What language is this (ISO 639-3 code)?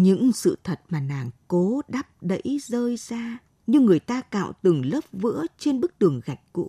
vie